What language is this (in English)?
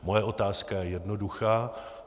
Czech